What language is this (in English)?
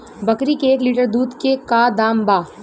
Bhojpuri